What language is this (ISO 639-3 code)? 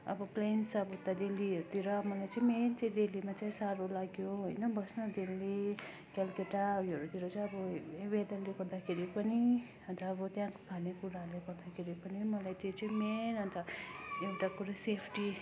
nep